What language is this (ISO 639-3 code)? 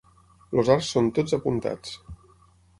cat